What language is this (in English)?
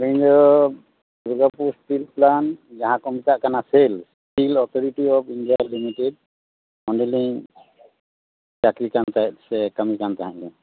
Santali